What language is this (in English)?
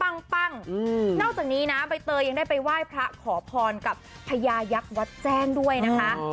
Thai